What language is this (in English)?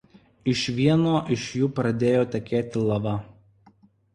Lithuanian